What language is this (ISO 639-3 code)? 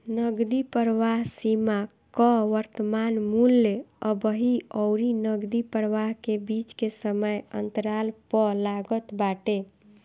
bho